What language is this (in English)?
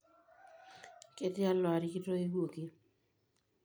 Masai